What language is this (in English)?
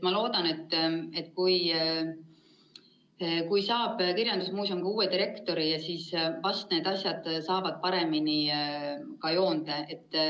Estonian